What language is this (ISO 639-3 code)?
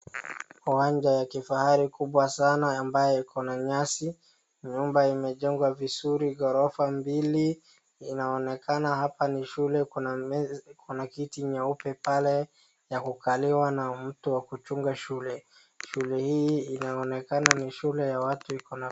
swa